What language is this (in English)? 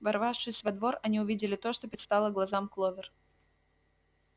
Russian